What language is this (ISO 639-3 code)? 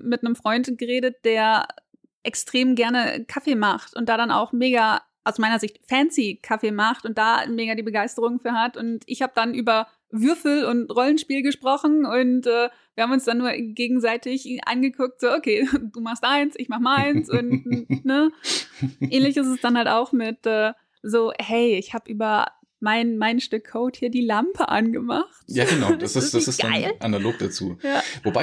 deu